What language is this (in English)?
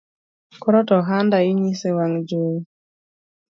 Luo (Kenya and Tanzania)